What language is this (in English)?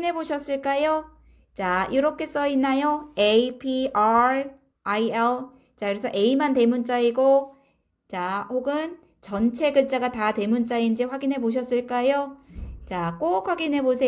Korean